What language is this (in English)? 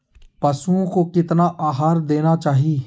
Magahi